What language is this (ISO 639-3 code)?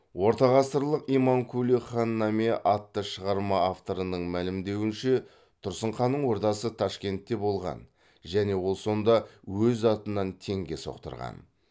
kaz